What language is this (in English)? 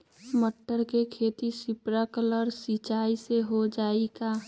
Magahi